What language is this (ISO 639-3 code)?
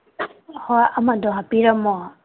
mni